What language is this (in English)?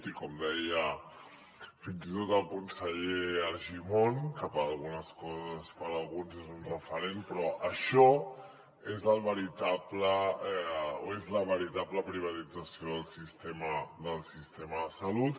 Catalan